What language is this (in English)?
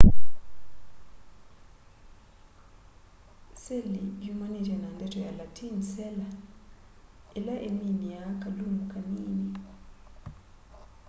Kamba